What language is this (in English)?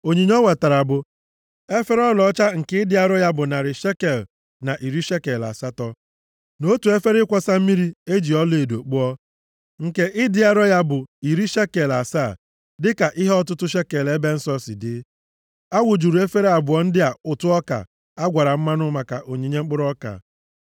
Igbo